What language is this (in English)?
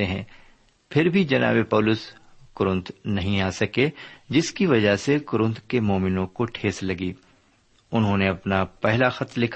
Urdu